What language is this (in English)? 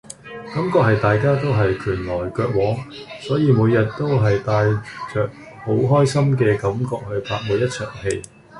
Cantonese